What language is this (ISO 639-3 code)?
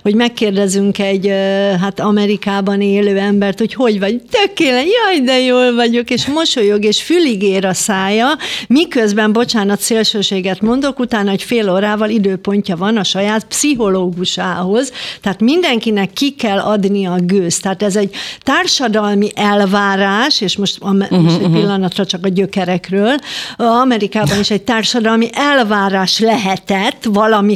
hun